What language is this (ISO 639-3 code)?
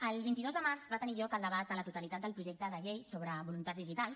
cat